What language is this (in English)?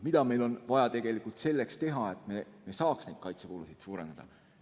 Estonian